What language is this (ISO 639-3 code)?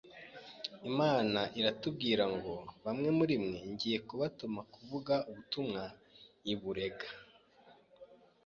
kin